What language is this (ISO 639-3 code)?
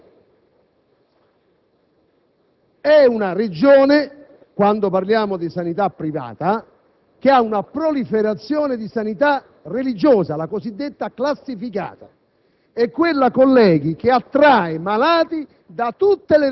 ita